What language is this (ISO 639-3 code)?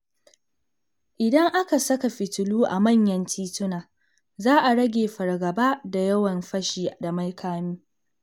hau